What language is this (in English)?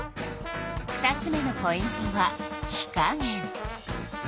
Japanese